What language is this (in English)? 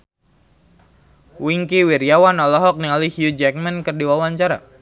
Sundanese